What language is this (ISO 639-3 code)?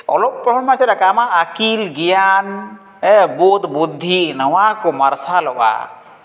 sat